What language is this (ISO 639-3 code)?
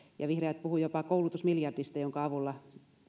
fin